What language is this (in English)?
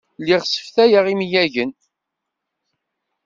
Kabyle